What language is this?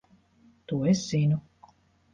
Latvian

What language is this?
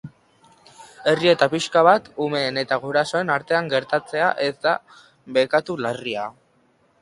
Basque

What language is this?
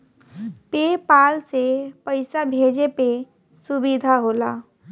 Bhojpuri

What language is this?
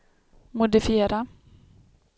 Swedish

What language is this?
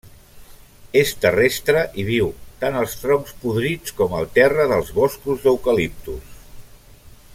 Catalan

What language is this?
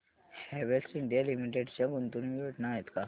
Marathi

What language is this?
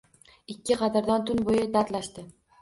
Uzbek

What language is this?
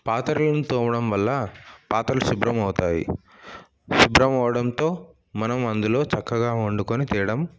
Telugu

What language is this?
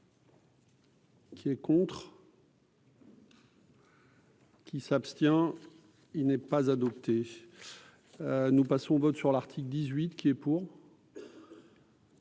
French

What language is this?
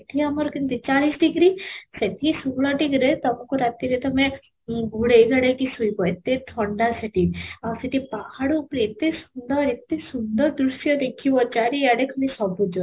Odia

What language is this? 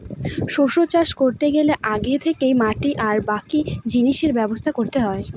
Bangla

